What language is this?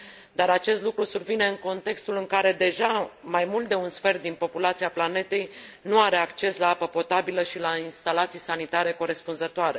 Romanian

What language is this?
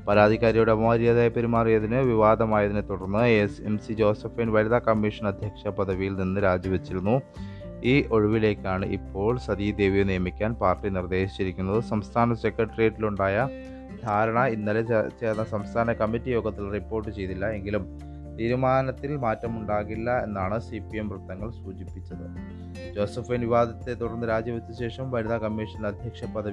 Malayalam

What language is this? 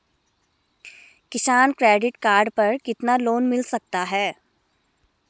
Hindi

